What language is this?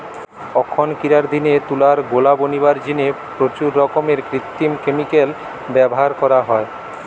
Bangla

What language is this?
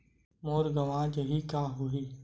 Chhattisgarhi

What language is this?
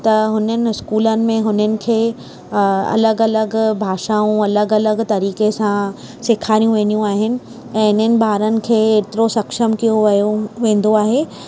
Sindhi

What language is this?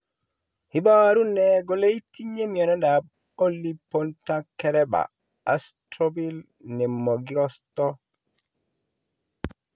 Kalenjin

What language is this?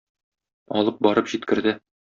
Tatar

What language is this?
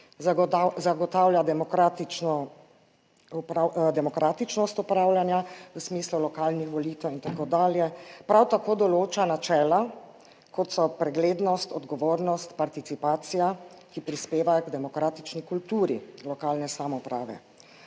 Slovenian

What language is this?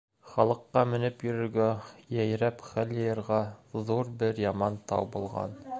Bashkir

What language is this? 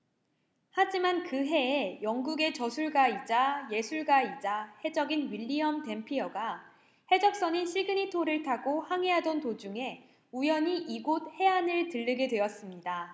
Korean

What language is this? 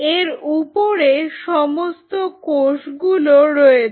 Bangla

